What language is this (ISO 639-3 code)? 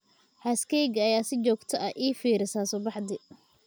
som